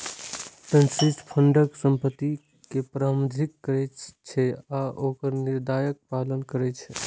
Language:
Maithili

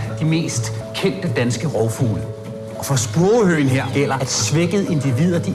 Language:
Danish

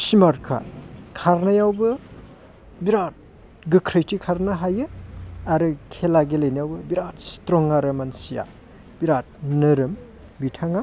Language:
Bodo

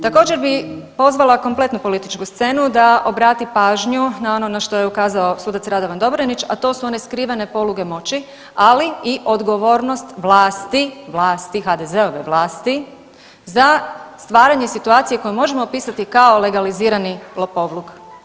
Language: Croatian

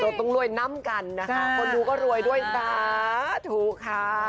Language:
Thai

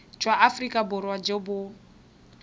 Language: Tswana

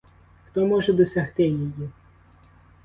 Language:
Ukrainian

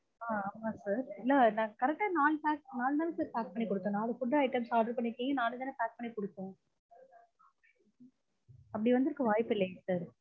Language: Tamil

